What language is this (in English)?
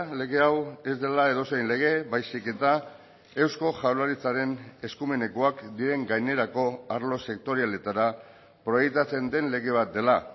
Basque